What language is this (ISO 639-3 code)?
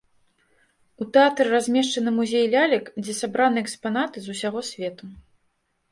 bel